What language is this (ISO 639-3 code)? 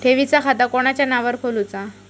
mar